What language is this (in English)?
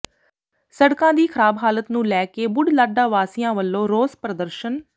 Punjabi